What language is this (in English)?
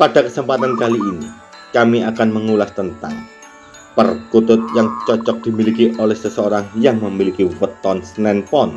Indonesian